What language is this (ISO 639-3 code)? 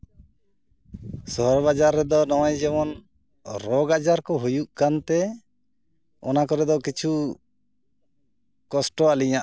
sat